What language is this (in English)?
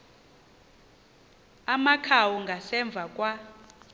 Xhosa